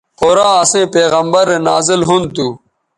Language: Bateri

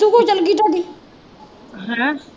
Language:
Punjabi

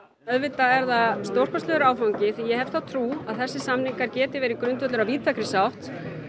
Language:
Icelandic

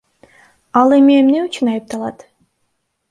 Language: Kyrgyz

